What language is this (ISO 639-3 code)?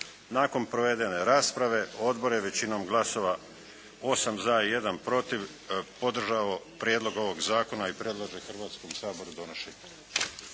hrv